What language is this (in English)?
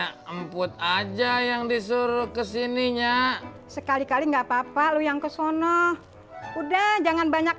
Indonesian